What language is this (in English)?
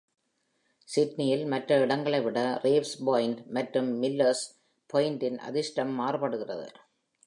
Tamil